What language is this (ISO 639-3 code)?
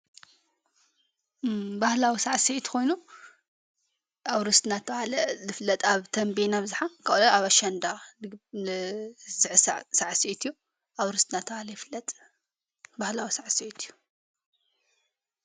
tir